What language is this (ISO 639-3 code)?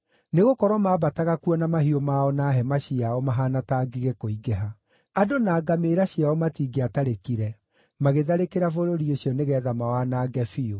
kik